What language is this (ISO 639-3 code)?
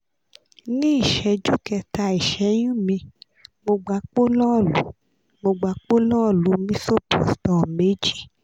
yor